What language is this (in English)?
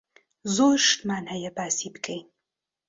Central Kurdish